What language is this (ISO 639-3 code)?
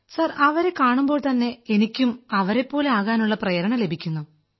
mal